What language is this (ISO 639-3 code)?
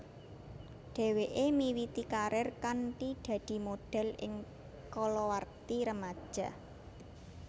jav